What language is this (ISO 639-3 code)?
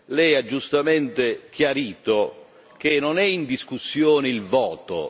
ita